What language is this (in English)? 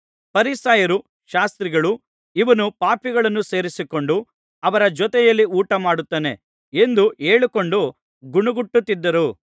Kannada